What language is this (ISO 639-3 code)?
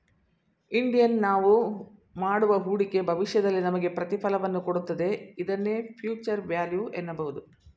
kan